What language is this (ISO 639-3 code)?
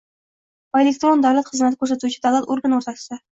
uzb